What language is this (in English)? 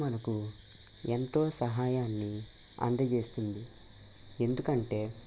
Telugu